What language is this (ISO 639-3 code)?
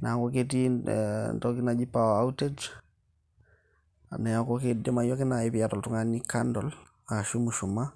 mas